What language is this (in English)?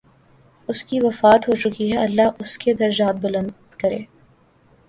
Urdu